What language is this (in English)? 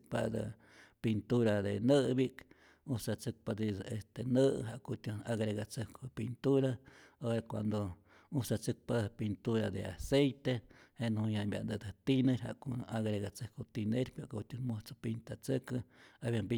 Rayón Zoque